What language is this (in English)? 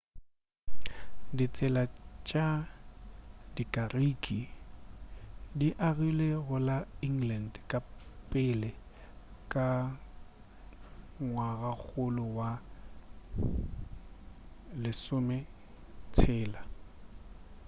Northern Sotho